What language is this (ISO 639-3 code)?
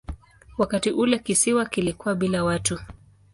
swa